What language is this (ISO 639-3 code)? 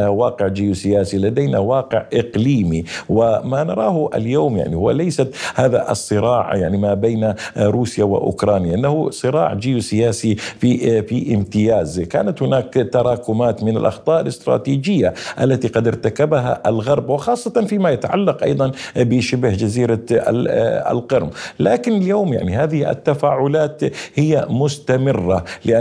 ara